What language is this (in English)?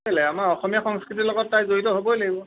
Assamese